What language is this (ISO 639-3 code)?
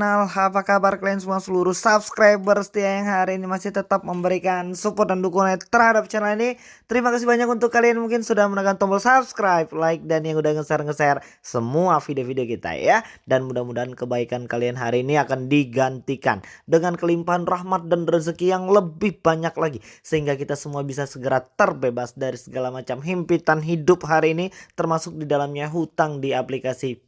ind